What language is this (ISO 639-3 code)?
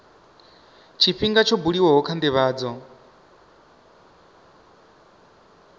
ven